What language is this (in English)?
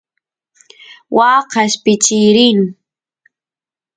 Santiago del Estero Quichua